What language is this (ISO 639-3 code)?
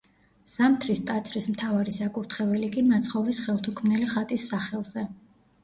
kat